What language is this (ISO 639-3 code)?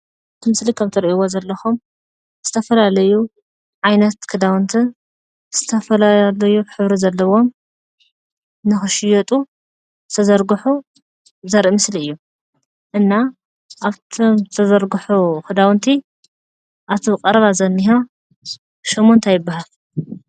tir